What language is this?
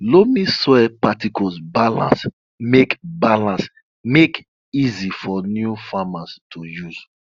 Nigerian Pidgin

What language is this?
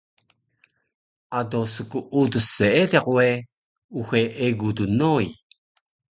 Taroko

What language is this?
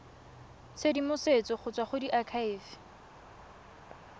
Tswana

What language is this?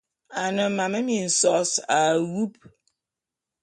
Bulu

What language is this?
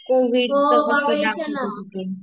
Marathi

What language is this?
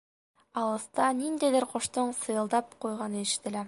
Bashkir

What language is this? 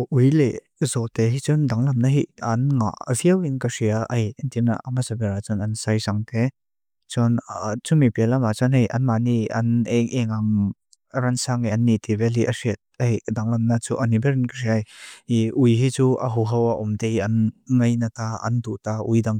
Mizo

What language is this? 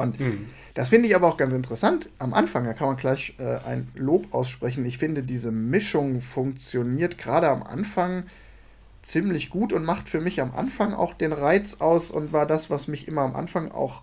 German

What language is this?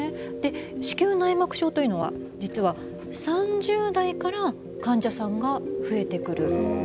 Japanese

